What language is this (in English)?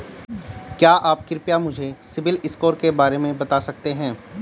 Hindi